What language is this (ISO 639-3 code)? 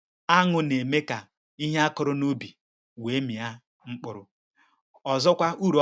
ibo